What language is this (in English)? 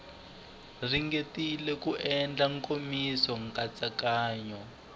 Tsonga